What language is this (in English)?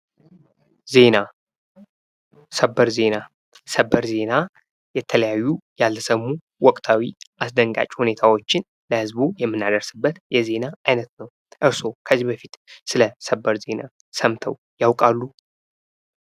Amharic